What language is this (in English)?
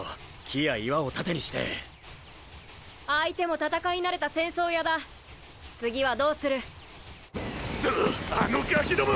Japanese